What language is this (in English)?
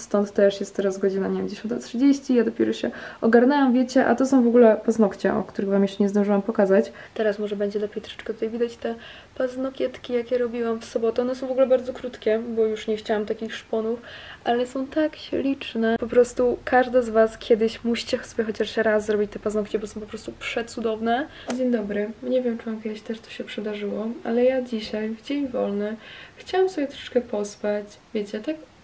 Polish